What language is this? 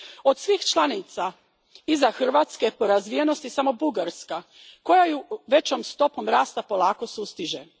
Croatian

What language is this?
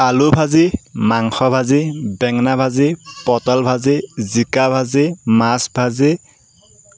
Assamese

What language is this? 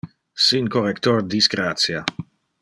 Interlingua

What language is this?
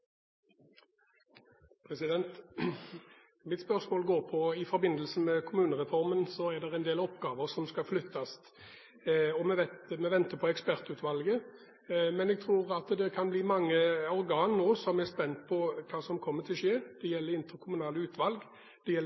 Norwegian Bokmål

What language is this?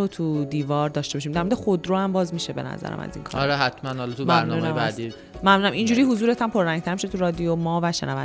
Persian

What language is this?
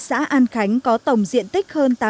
Vietnamese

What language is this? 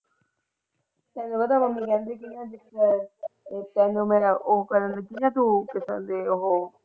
Punjabi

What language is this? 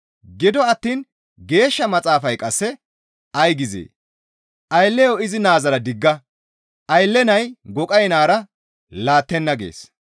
Gamo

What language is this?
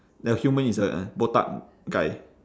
English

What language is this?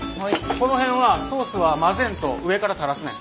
Japanese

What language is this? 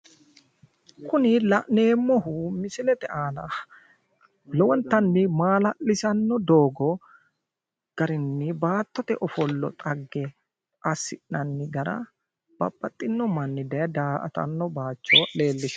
Sidamo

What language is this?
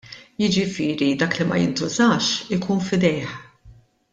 Maltese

